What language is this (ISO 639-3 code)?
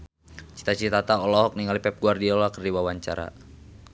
sun